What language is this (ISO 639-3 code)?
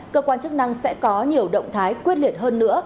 vie